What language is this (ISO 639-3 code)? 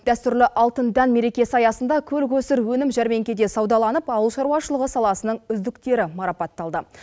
kaz